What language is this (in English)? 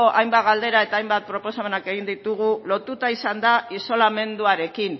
Basque